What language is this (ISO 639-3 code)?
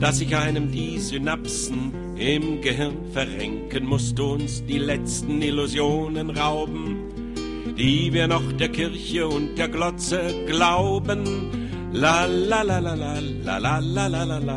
deu